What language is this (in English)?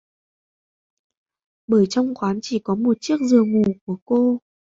Vietnamese